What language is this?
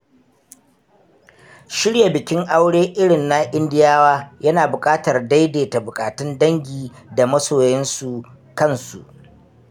Hausa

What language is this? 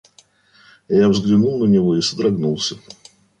Russian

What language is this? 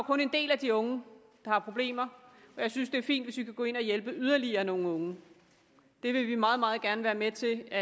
Danish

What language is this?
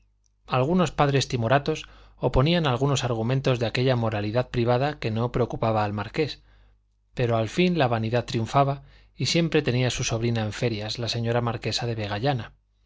Spanish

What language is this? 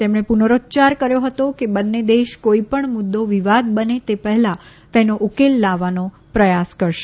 Gujarati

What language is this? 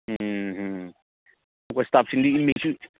Manipuri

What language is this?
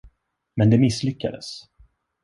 Swedish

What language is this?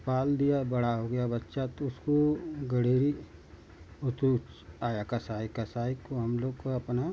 Hindi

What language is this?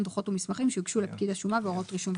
Hebrew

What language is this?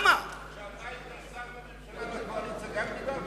Hebrew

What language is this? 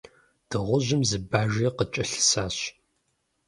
Kabardian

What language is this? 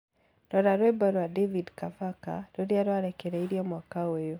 Kikuyu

